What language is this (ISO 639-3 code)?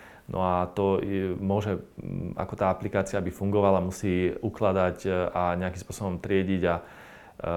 slk